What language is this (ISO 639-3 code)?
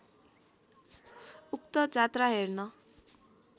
nep